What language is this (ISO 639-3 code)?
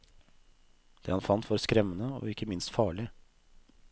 nor